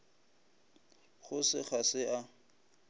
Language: Northern Sotho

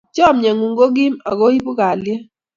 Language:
Kalenjin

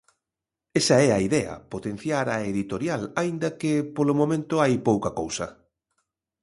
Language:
Galician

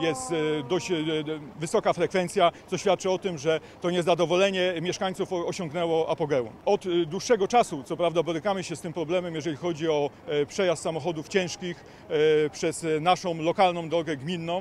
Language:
Polish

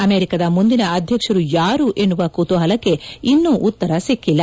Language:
Kannada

